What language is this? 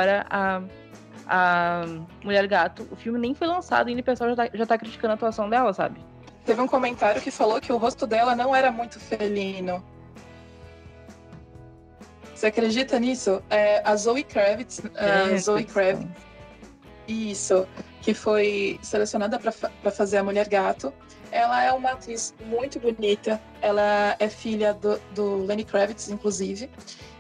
Portuguese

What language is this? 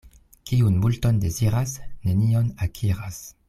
Esperanto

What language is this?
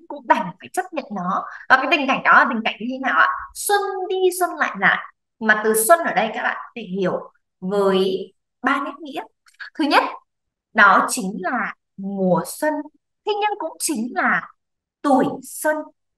Vietnamese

